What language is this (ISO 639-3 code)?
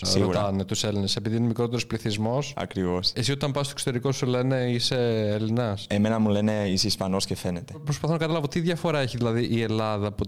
ell